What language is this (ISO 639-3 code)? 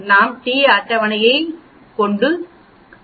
tam